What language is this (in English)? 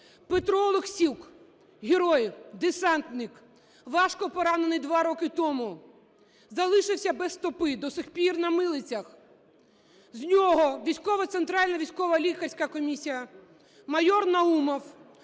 Ukrainian